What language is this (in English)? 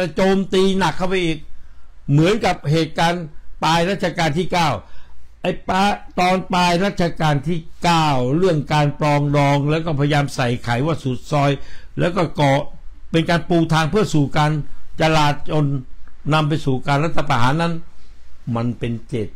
Thai